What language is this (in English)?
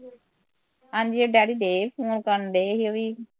Punjabi